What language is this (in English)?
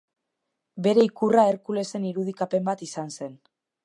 Basque